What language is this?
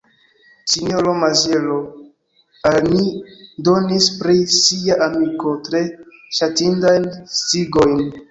Esperanto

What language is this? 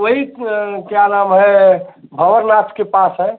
Hindi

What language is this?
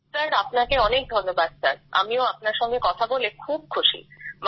Bangla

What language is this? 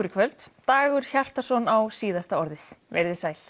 Icelandic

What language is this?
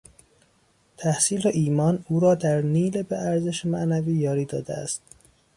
Persian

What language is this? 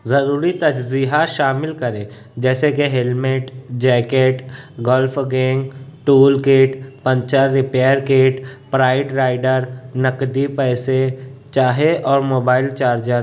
Urdu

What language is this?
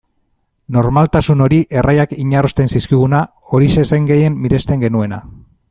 Basque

